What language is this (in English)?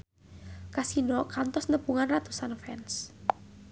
Sundanese